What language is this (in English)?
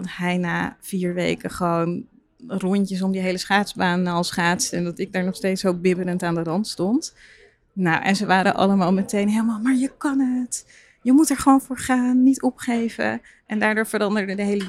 Dutch